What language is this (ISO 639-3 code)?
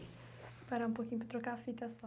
por